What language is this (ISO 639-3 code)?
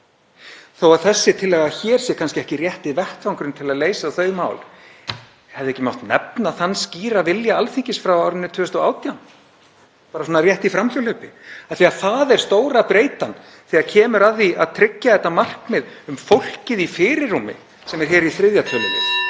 isl